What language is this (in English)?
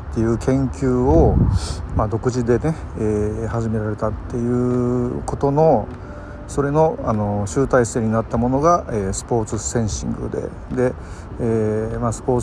Japanese